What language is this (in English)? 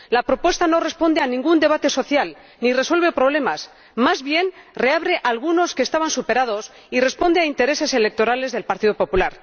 Spanish